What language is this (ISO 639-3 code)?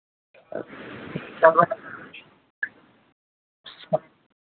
mai